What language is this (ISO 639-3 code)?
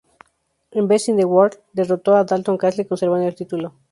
spa